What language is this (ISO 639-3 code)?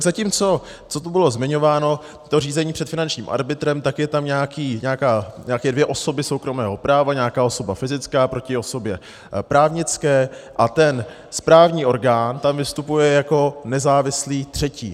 ces